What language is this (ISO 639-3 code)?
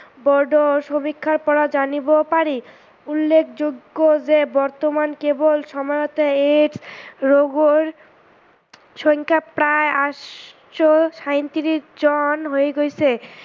asm